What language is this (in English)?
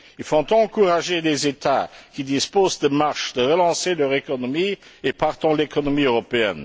French